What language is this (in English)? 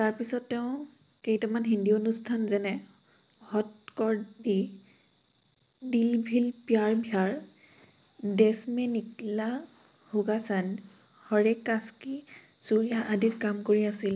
Assamese